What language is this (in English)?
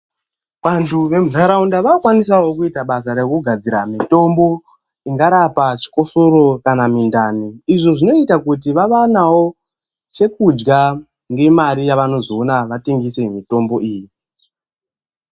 Ndau